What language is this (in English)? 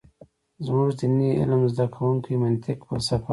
Pashto